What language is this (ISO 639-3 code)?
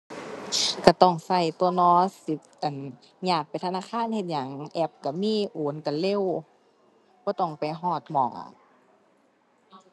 tha